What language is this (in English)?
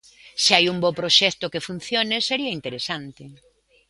Galician